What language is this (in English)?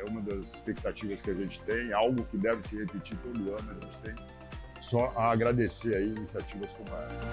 Portuguese